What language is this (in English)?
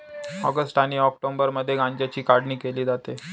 Marathi